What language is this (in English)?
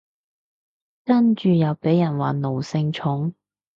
Cantonese